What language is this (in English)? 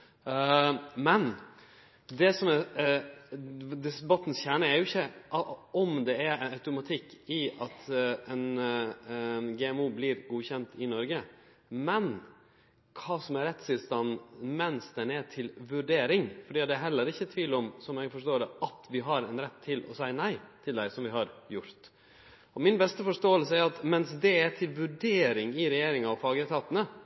Norwegian Nynorsk